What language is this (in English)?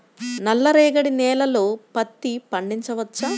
Telugu